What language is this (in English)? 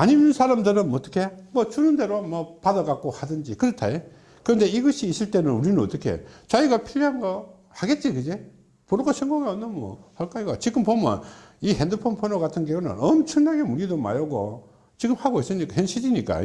Korean